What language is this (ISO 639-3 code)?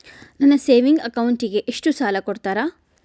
kan